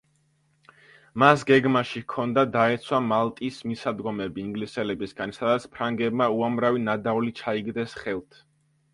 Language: Georgian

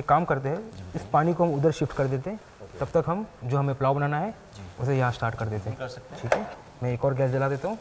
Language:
Hindi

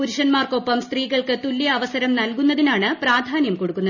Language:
Malayalam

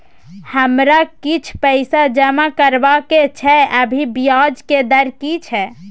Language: Maithili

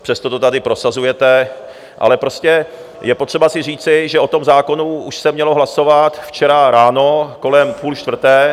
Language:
Czech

